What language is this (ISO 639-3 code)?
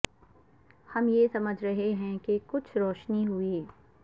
urd